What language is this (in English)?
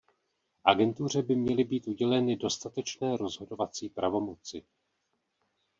Czech